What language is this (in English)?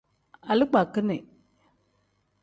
Tem